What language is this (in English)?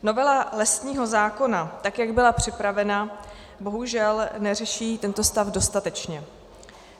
Czech